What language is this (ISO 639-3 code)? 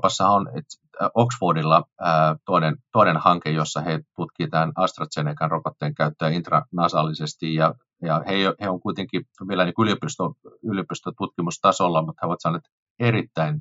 fin